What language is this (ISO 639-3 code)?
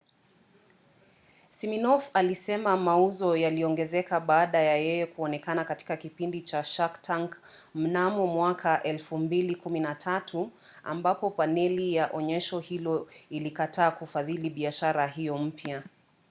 swa